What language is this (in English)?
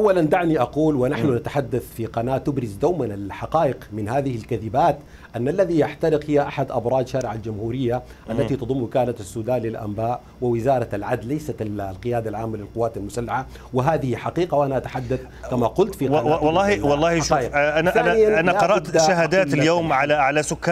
Arabic